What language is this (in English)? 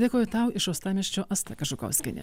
Lithuanian